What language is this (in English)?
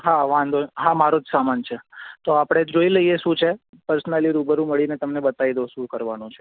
Gujarati